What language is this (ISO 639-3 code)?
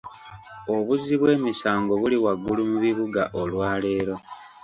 lug